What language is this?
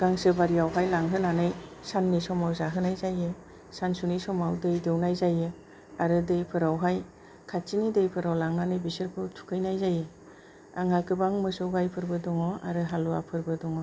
Bodo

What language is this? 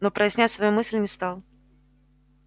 Russian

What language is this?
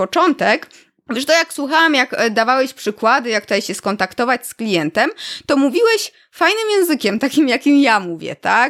Polish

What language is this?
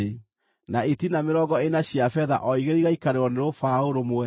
Kikuyu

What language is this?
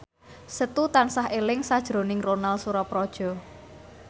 Javanese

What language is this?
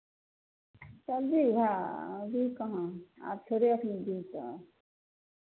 Maithili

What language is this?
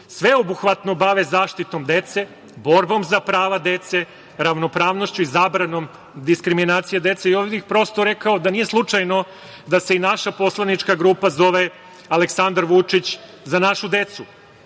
Serbian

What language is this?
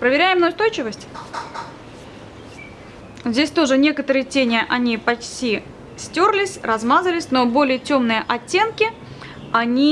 Russian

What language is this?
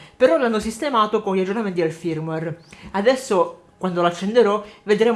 Italian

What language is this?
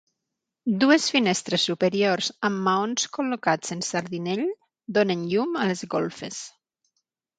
Catalan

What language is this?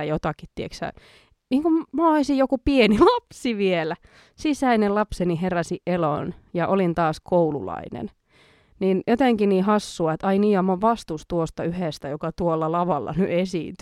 Finnish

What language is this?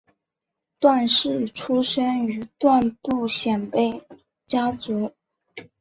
Chinese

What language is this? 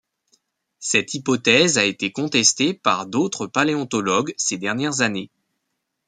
French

